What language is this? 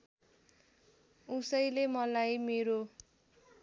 Nepali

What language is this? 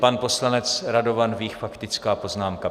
Czech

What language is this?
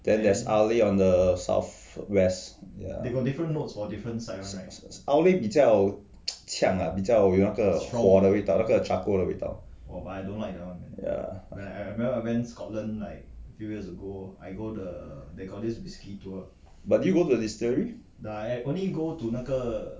English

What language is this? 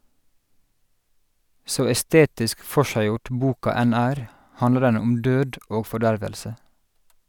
Norwegian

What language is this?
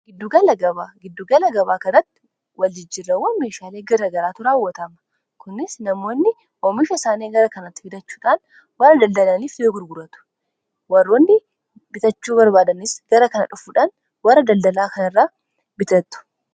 Oromo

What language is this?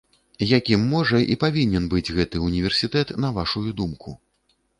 Belarusian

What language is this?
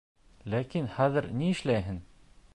Bashkir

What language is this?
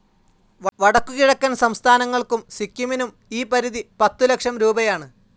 Malayalam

